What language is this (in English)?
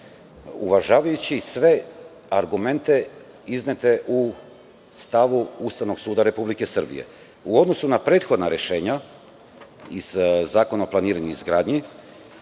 Serbian